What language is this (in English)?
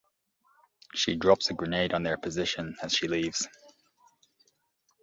English